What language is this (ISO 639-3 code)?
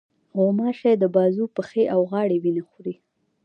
pus